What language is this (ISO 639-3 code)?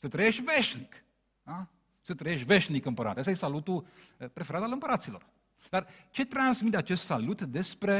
ron